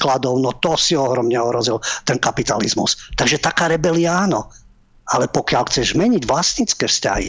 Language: Slovak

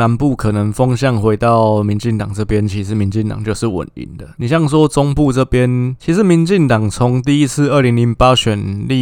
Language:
Chinese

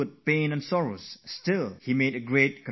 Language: English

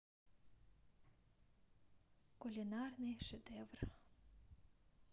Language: Russian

